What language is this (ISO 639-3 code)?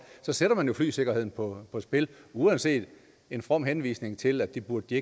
dan